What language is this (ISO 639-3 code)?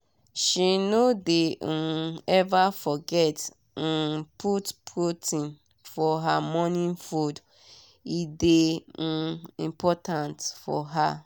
pcm